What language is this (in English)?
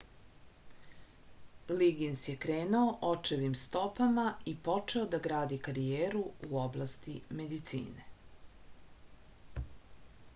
Serbian